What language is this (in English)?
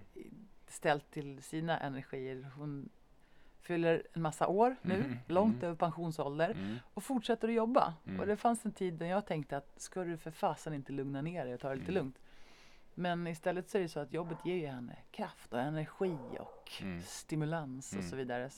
Swedish